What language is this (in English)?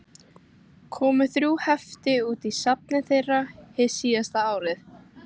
Icelandic